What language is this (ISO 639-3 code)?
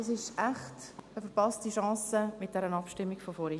gsw